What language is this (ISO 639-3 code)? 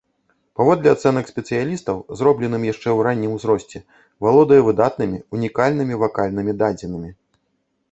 bel